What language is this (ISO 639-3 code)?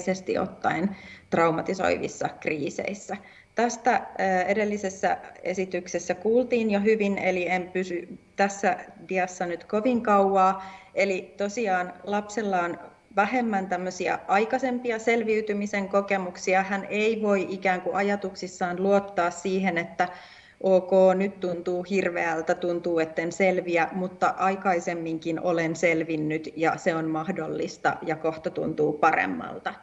fin